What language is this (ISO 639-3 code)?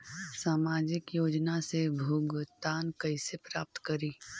mag